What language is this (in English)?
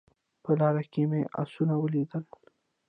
Pashto